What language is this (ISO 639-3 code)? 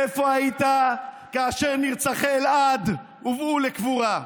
heb